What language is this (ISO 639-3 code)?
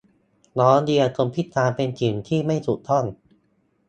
tha